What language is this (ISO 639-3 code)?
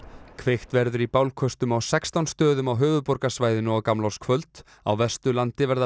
isl